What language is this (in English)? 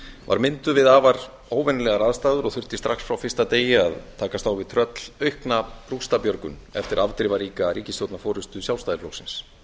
Icelandic